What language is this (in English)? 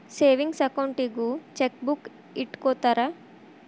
Kannada